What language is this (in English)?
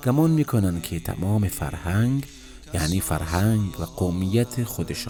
Persian